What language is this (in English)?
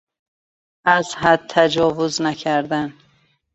Persian